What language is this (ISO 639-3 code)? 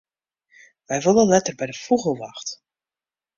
fry